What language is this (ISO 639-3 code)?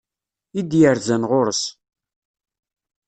kab